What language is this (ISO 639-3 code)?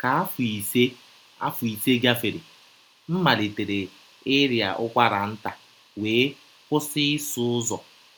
ibo